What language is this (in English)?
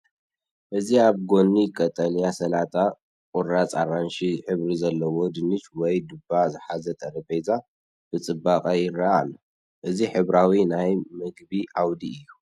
Tigrinya